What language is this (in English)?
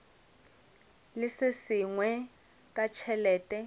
Northern Sotho